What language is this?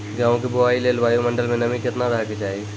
Maithili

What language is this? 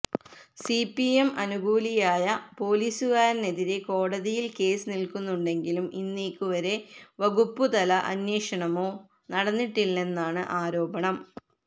Malayalam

